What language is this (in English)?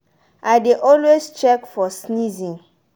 Nigerian Pidgin